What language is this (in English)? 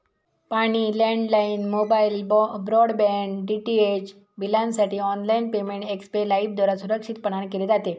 Marathi